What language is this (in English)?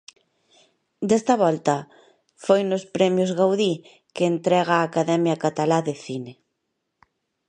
Galician